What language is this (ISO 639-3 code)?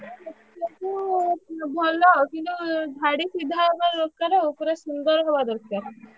ori